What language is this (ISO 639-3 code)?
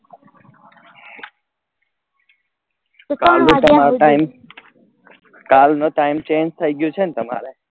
guj